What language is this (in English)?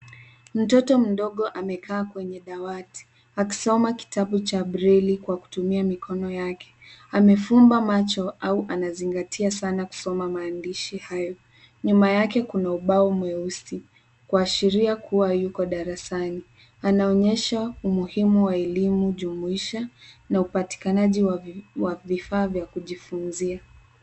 Swahili